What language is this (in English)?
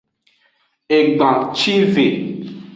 Aja (Benin)